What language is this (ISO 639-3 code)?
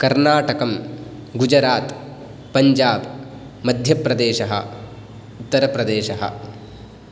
san